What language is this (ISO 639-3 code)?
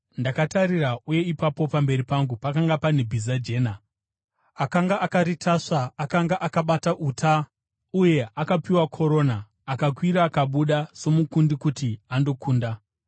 sna